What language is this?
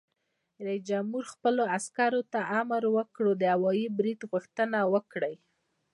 Pashto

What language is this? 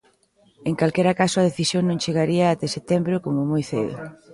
Galician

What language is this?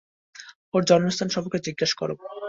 Bangla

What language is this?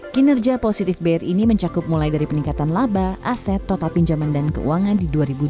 Indonesian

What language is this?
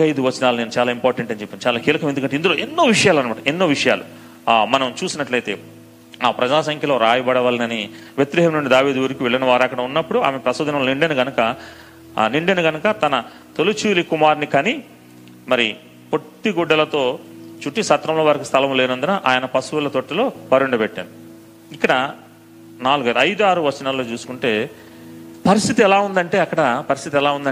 Telugu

